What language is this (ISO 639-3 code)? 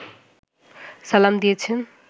ben